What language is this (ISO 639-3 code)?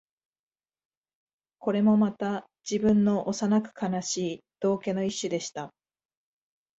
jpn